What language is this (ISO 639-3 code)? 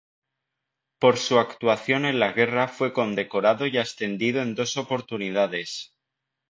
spa